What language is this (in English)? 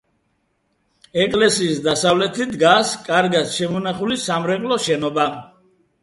Georgian